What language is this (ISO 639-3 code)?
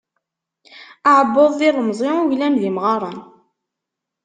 kab